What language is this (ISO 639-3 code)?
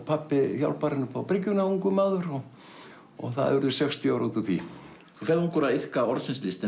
isl